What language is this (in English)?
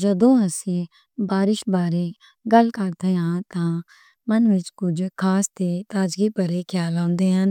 Western Panjabi